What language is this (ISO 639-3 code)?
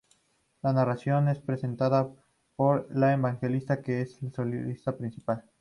spa